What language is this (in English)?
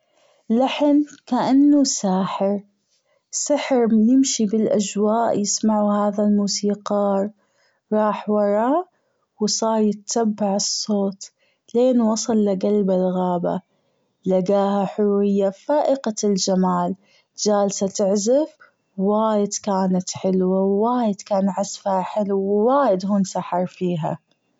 Gulf Arabic